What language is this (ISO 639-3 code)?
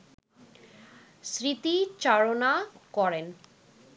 ben